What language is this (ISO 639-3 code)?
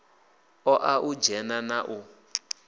ven